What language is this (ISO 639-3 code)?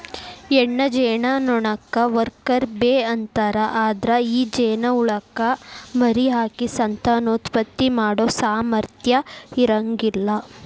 kan